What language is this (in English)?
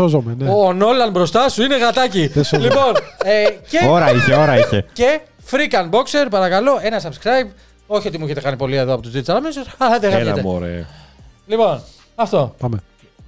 Greek